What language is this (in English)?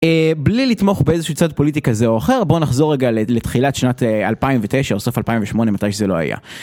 Hebrew